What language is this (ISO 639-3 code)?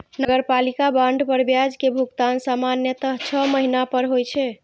mai